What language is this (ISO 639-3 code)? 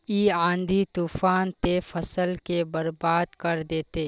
mag